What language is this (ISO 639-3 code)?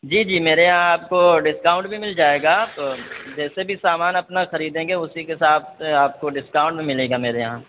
urd